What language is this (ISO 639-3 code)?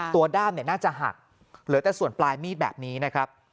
tha